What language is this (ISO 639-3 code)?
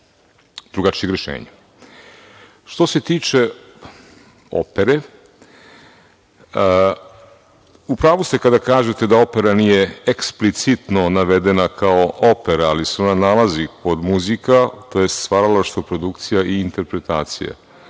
srp